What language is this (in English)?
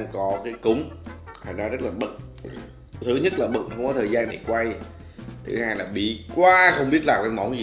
Vietnamese